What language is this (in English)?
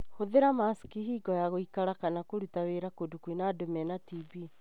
Kikuyu